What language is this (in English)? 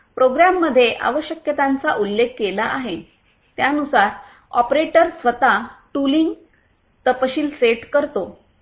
Marathi